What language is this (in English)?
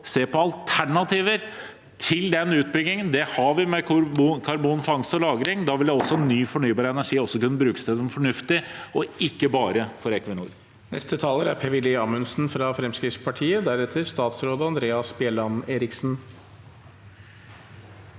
Norwegian